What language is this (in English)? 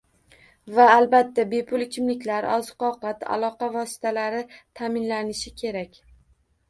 Uzbek